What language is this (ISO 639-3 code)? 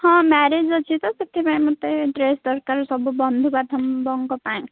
ori